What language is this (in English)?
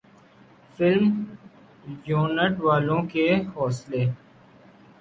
Urdu